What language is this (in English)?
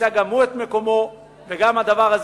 Hebrew